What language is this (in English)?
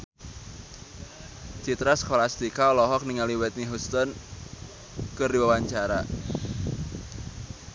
Sundanese